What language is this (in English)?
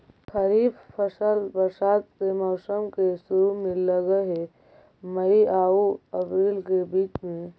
Magahi